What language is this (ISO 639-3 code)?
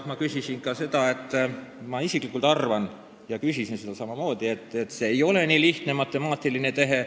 est